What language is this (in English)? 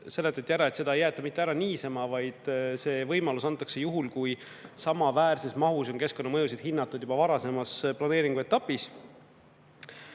Estonian